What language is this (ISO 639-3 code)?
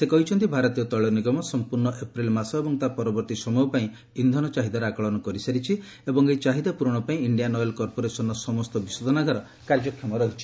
ori